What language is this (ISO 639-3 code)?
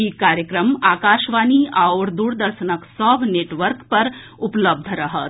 mai